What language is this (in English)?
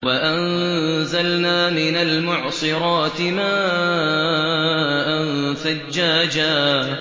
Arabic